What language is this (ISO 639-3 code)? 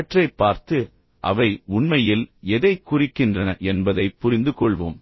tam